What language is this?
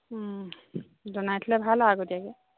Assamese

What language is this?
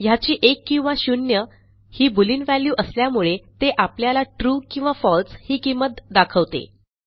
Marathi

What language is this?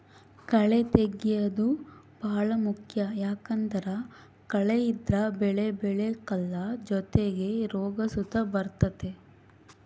Kannada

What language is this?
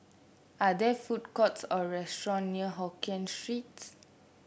English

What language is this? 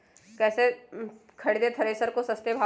Magahi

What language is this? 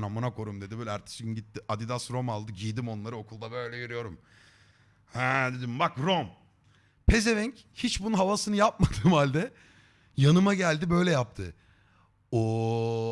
Turkish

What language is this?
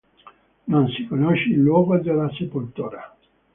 Italian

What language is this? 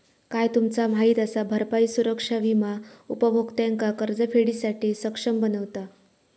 Marathi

